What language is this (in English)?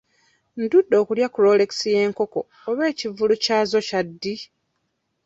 Ganda